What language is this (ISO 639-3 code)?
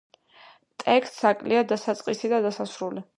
kat